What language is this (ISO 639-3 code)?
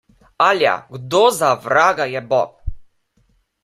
slv